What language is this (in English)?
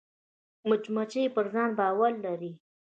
Pashto